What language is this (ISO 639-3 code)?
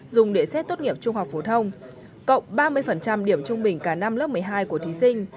vie